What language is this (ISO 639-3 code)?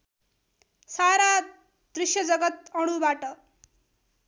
nep